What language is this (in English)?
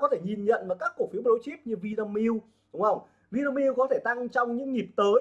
Vietnamese